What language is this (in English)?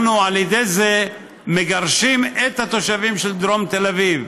Hebrew